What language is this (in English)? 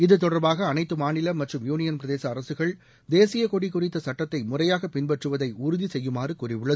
Tamil